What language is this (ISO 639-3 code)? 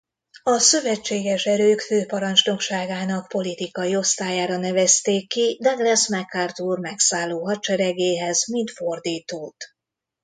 hun